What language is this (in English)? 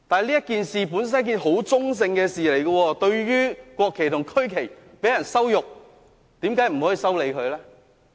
Cantonese